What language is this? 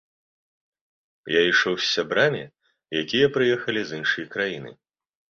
Belarusian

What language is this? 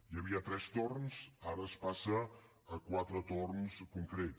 Catalan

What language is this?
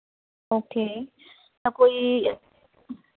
Punjabi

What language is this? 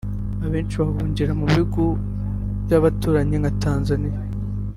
Kinyarwanda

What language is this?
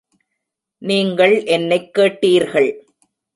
Tamil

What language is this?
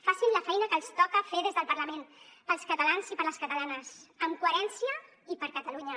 Catalan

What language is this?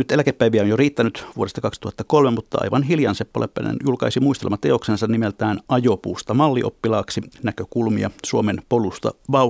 Finnish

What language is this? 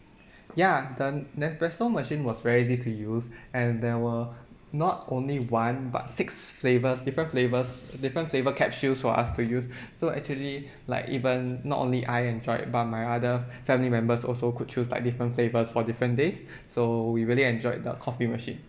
English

